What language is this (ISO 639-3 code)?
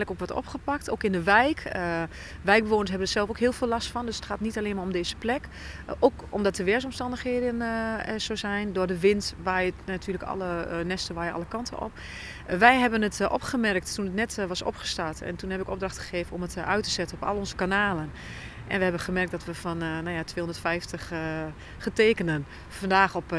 nld